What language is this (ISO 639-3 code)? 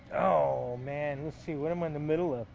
eng